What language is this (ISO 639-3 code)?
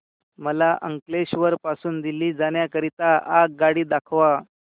mar